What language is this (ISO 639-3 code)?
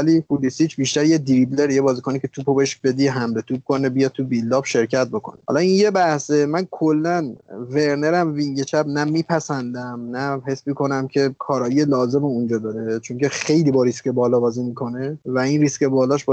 fas